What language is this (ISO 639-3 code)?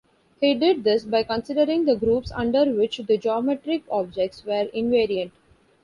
eng